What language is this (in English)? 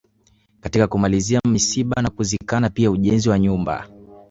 Swahili